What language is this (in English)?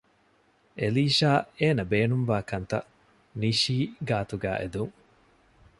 Divehi